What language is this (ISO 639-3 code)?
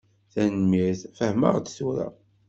kab